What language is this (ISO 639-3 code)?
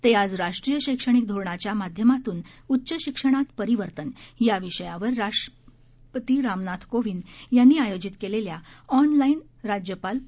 mar